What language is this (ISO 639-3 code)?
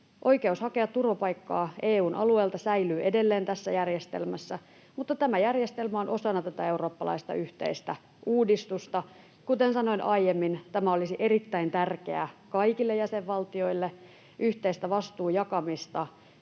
fin